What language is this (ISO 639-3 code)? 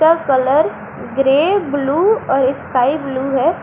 hin